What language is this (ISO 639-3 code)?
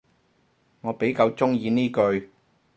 yue